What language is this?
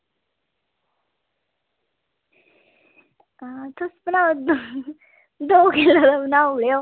Dogri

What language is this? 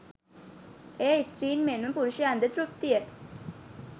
Sinhala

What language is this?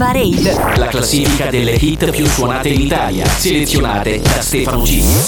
Italian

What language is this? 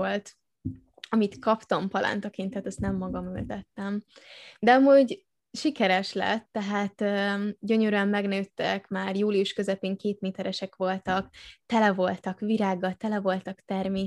Hungarian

